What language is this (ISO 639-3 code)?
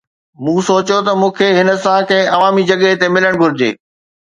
snd